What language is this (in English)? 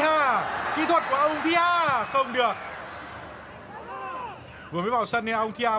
Vietnamese